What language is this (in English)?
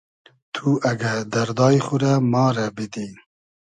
Hazaragi